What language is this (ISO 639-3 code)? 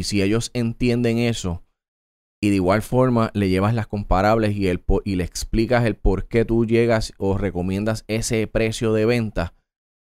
spa